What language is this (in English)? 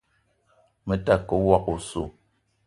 Eton (Cameroon)